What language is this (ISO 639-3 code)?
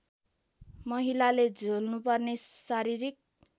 nep